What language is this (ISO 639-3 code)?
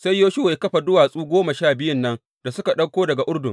hau